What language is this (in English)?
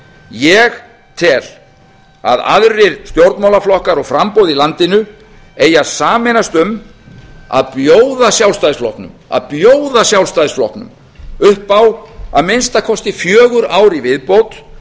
Icelandic